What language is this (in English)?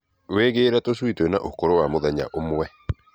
Kikuyu